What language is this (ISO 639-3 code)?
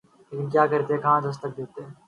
urd